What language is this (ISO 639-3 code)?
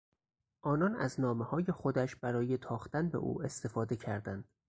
fas